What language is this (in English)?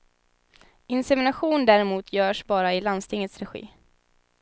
Swedish